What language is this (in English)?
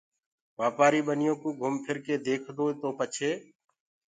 Gurgula